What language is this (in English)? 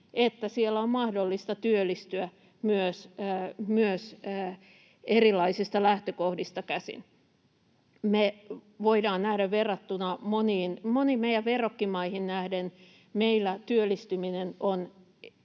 Finnish